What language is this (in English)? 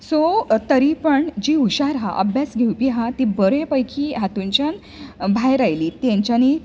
Konkani